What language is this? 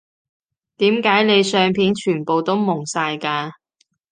Cantonese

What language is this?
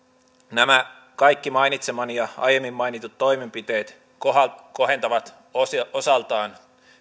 Finnish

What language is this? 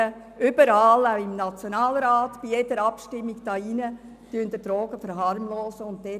Swiss German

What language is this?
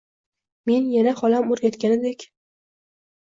Uzbek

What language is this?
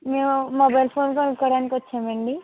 Telugu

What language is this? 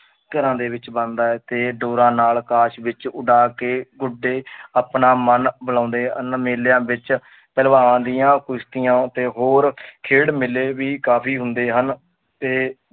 Punjabi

